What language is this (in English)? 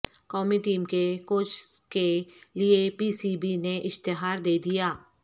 Urdu